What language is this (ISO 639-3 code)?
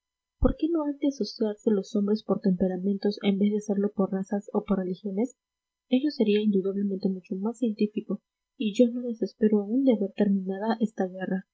spa